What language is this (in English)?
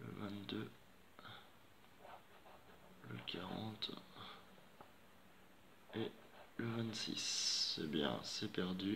French